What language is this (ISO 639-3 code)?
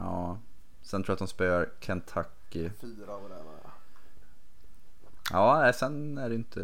swe